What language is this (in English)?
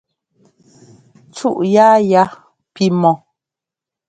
Ngomba